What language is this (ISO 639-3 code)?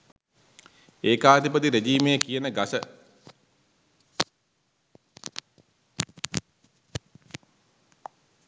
sin